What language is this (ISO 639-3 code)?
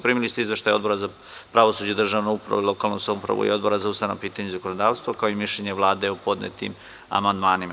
srp